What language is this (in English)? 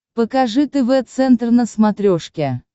Russian